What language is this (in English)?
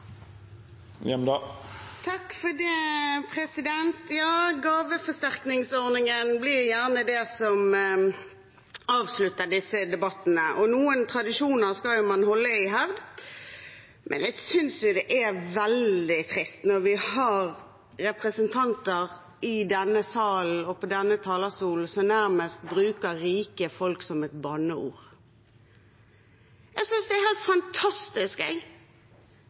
Norwegian Bokmål